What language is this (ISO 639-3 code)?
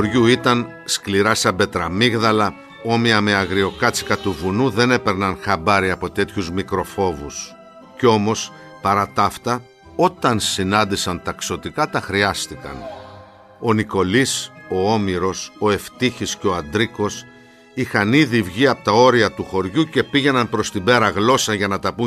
ell